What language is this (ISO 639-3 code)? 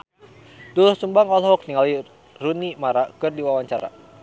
sun